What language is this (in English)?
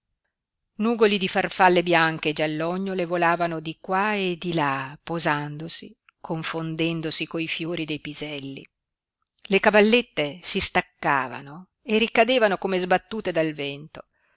Italian